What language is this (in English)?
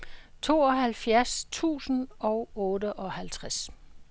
Danish